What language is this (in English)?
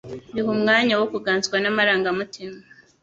Kinyarwanda